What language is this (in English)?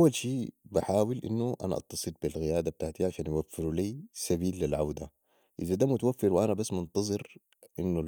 Sudanese Arabic